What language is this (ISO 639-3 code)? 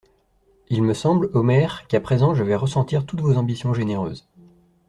fra